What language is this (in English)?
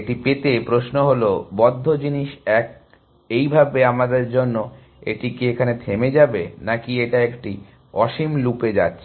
Bangla